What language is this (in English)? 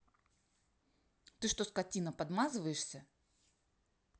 Russian